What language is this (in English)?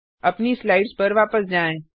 Hindi